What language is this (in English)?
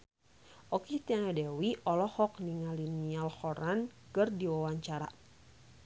Sundanese